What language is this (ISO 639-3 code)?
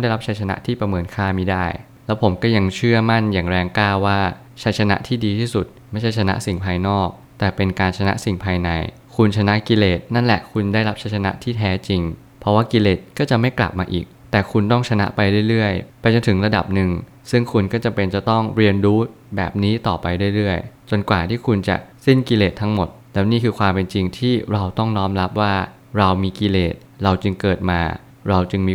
tha